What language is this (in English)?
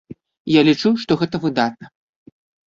Belarusian